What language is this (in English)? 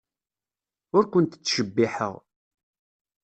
Kabyle